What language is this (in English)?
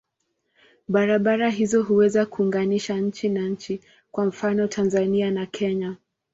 Swahili